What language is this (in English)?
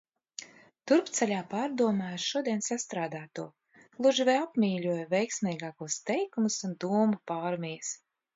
Latvian